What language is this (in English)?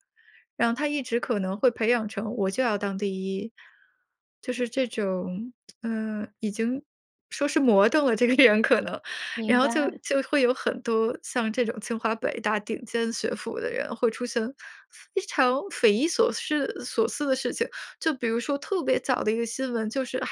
Chinese